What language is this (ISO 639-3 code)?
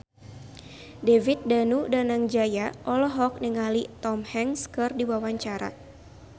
sun